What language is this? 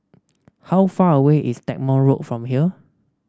English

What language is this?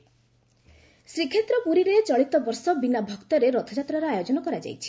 Odia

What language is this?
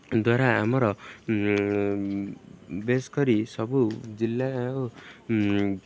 Odia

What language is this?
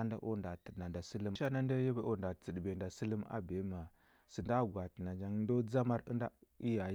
Huba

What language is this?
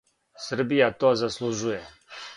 Serbian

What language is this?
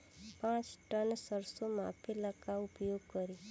Bhojpuri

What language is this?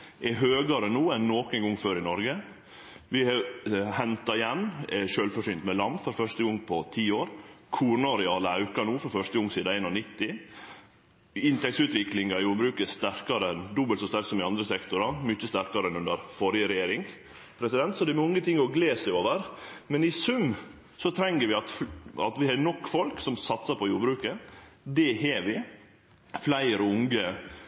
Norwegian Nynorsk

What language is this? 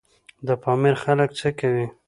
Pashto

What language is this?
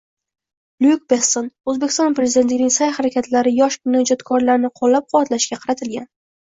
Uzbek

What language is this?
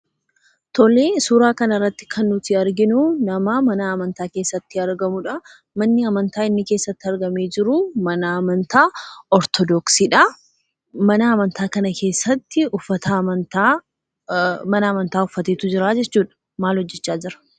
Oromo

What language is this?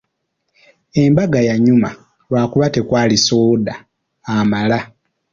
Ganda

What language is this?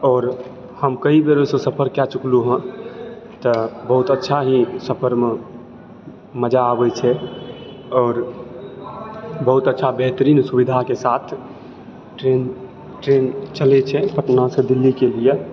Maithili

